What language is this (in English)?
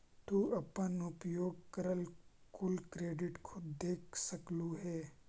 Magahi